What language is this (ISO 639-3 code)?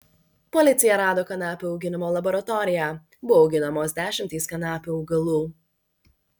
lit